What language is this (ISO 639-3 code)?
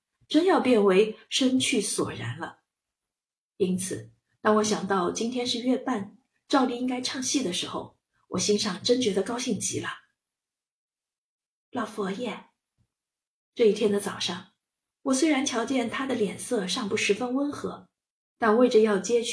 zho